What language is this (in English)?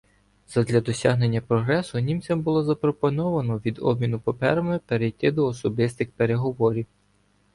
Ukrainian